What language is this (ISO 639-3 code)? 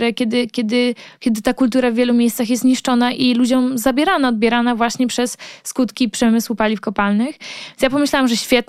pol